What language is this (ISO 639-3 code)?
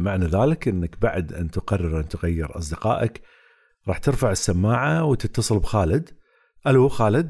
ara